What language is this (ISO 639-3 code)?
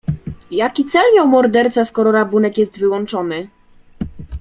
pol